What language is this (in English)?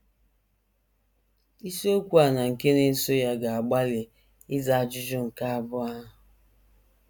Igbo